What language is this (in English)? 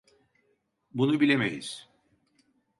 Turkish